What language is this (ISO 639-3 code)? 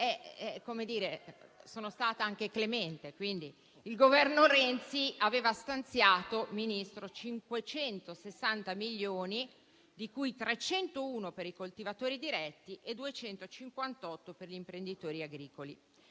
ita